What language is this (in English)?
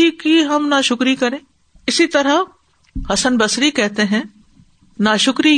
Urdu